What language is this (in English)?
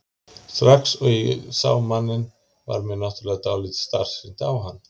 Icelandic